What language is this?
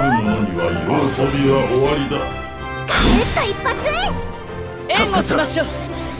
Japanese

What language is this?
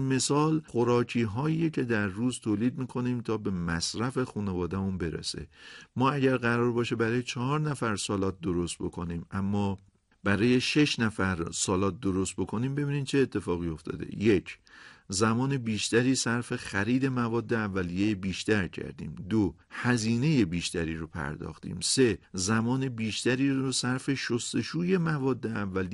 Persian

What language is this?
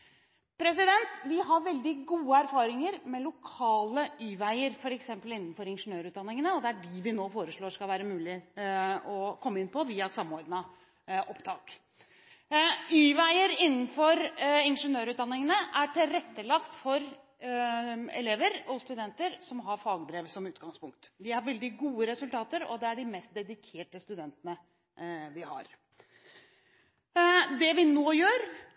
Norwegian Bokmål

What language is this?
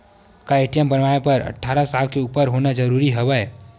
Chhattisgarhi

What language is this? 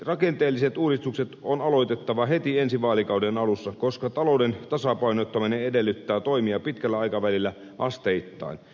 Finnish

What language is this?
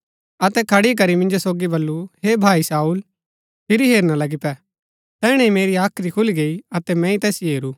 Gaddi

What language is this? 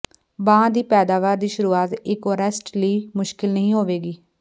Punjabi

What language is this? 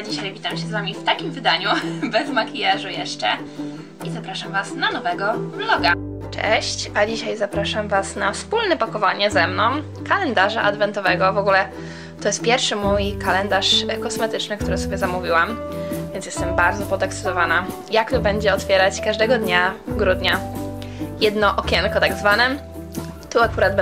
Polish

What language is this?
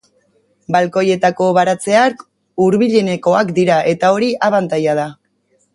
Basque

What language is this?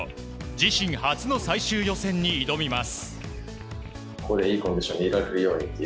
Japanese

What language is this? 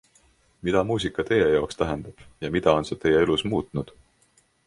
Estonian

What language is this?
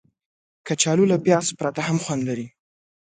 Pashto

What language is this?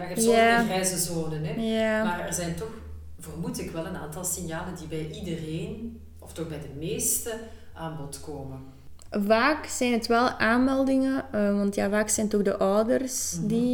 Dutch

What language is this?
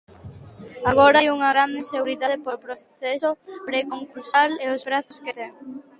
Galician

